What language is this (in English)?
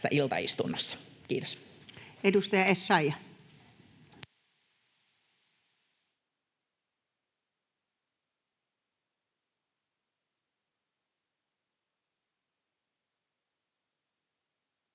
Finnish